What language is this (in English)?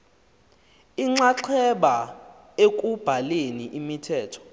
Xhosa